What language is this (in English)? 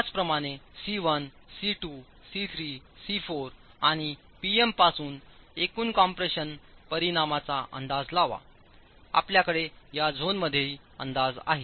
Marathi